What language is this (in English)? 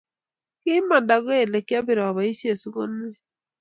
Kalenjin